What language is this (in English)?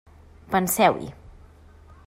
Catalan